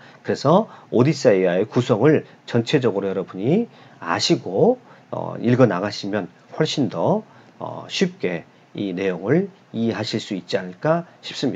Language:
Korean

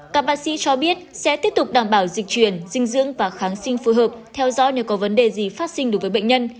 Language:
Vietnamese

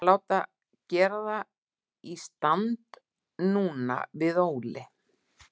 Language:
Icelandic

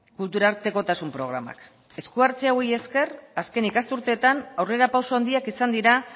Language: Basque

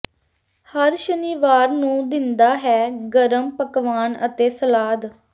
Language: Punjabi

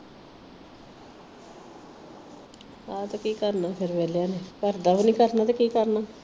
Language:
Punjabi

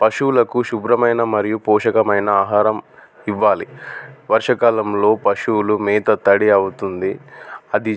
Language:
Telugu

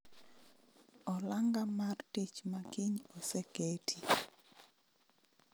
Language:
Luo (Kenya and Tanzania)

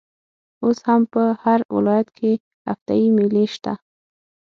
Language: Pashto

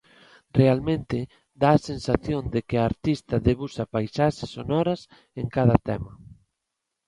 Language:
Galician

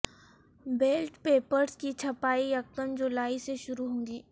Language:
Urdu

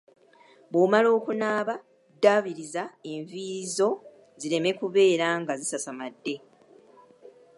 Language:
Ganda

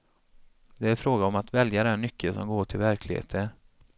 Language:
Swedish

